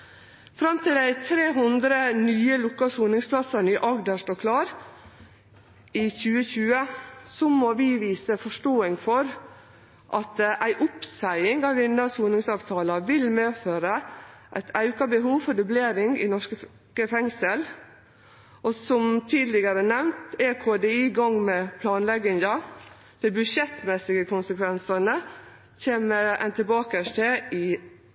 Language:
Norwegian Nynorsk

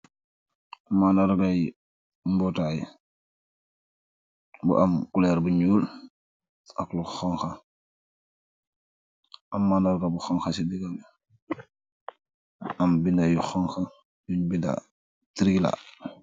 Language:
Wolof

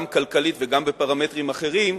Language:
Hebrew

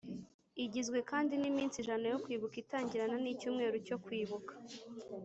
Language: Kinyarwanda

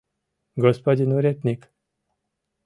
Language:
Mari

